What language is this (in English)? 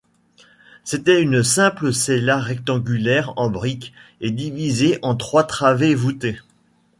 French